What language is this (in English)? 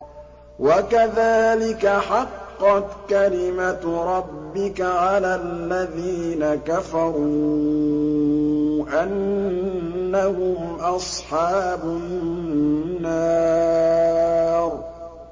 Arabic